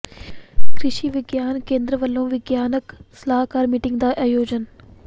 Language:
Punjabi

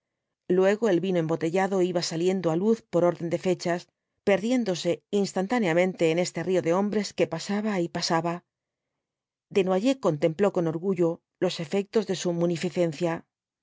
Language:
Spanish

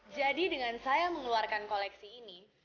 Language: Indonesian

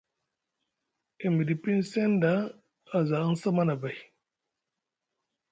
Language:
Musgu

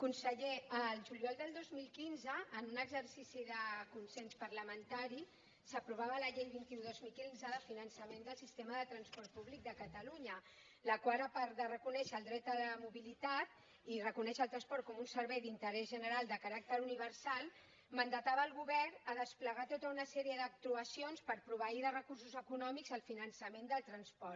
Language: Catalan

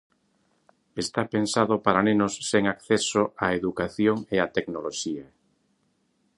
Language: Galician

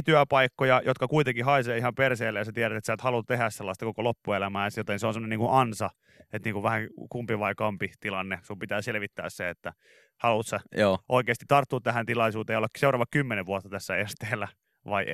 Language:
Finnish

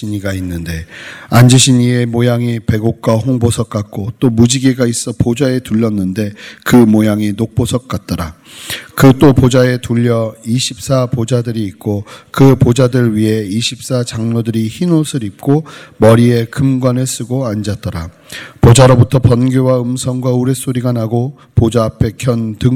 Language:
Korean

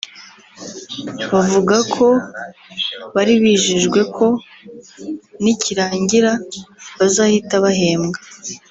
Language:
Kinyarwanda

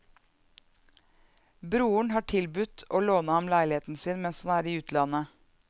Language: Norwegian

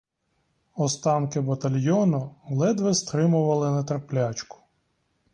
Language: Ukrainian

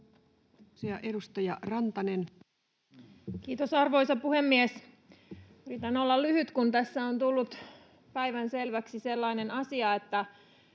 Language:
Finnish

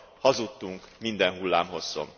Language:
Hungarian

